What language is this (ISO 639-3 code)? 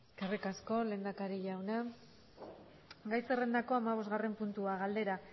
eus